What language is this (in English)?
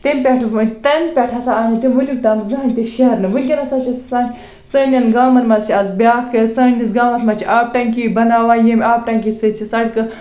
Kashmiri